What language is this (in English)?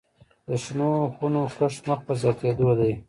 Pashto